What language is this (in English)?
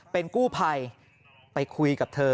Thai